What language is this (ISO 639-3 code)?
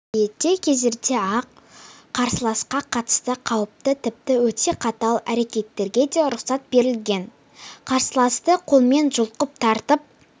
kaz